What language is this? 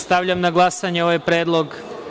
Serbian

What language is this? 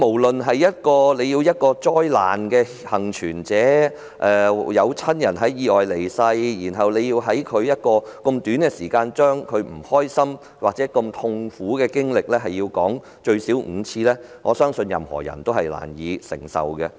Cantonese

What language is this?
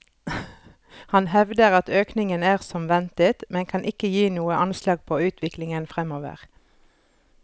Norwegian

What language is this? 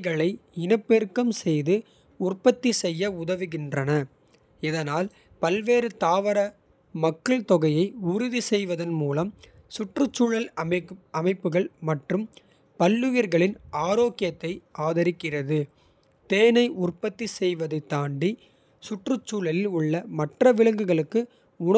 Kota (India)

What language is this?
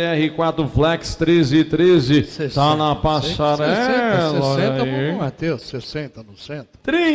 Portuguese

